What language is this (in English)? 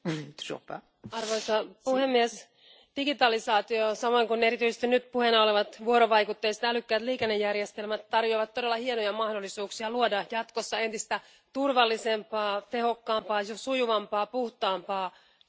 Finnish